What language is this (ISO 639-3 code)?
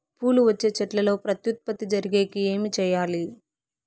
tel